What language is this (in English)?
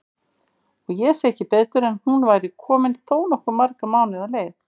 Icelandic